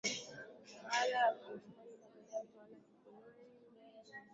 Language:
Swahili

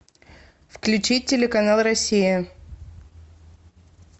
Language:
Russian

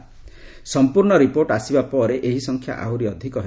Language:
Odia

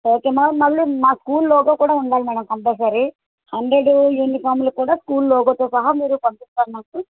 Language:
Telugu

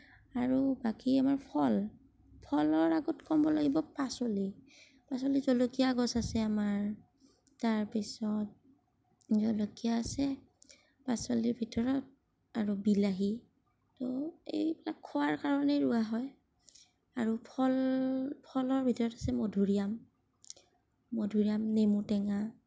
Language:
Assamese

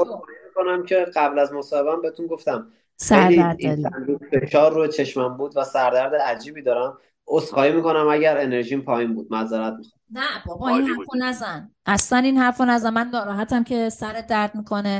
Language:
Persian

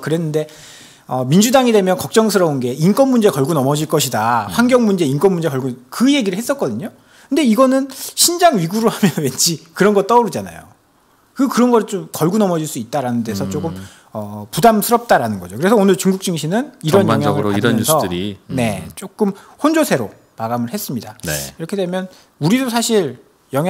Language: Korean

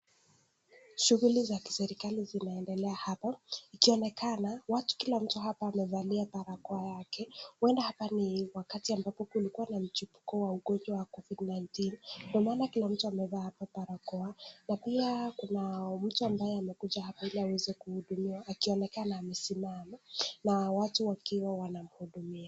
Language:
Swahili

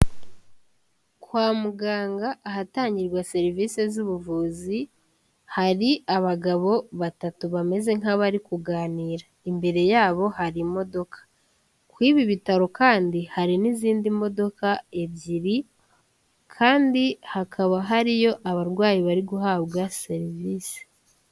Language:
Kinyarwanda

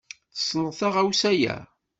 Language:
Kabyle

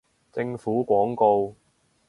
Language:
Cantonese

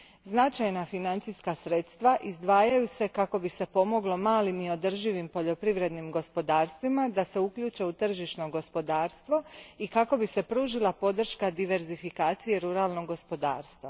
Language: Croatian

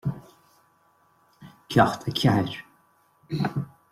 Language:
Irish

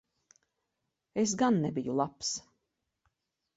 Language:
Latvian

